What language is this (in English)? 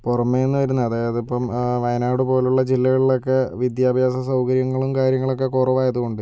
Malayalam